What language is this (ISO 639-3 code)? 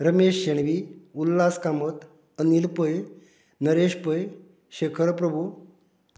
kok